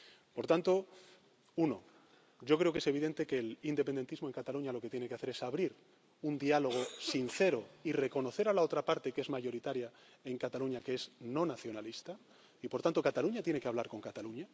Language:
Spanish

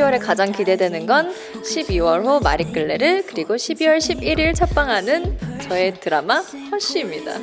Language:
Korean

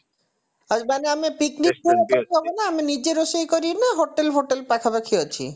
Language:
Odia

